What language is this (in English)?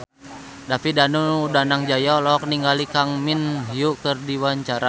Sundanese